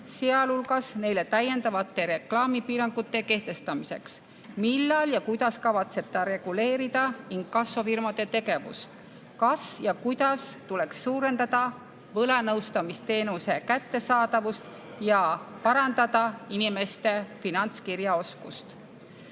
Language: Estonian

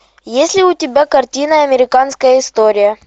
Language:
Russian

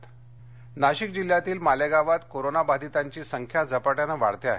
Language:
Marathi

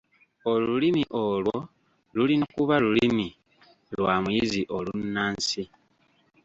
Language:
Ganda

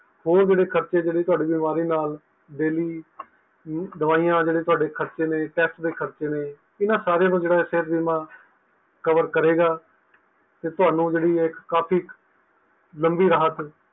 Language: Punjabi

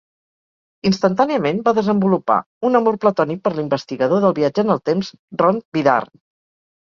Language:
Catalan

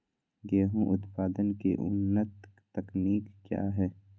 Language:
Magahi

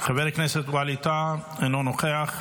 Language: Hebrew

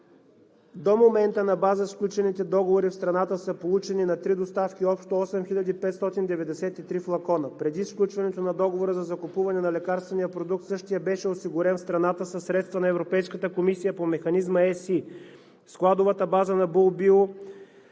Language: Bulgarian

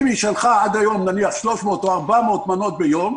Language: Hebrew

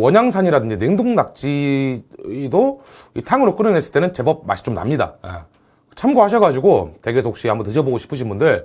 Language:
Korean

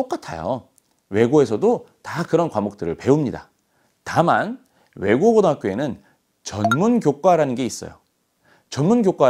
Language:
Korean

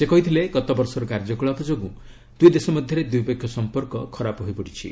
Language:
Odia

